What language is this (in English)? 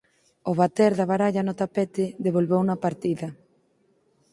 Galician